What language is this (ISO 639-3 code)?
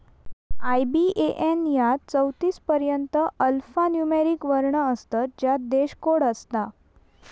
mar